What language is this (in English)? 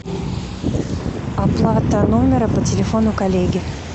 Russian